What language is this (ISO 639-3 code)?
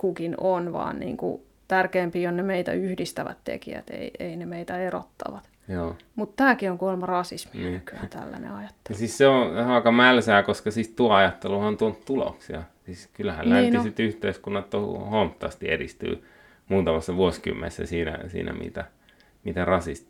fin